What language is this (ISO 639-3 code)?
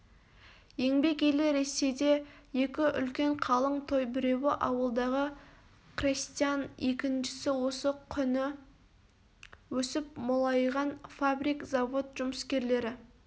kaz